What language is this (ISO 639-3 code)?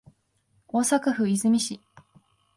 jpn